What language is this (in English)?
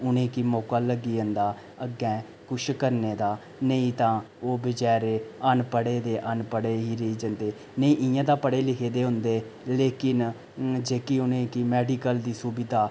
Dogri